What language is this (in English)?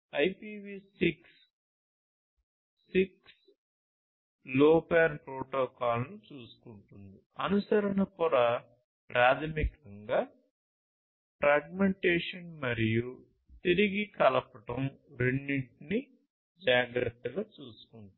Telugu